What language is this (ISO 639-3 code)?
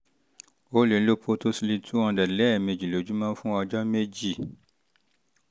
yor